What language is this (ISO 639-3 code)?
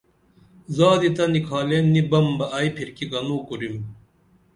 dml